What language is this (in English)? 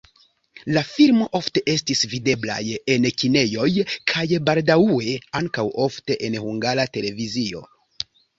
Esperanto